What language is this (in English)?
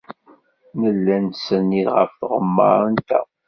Kabyle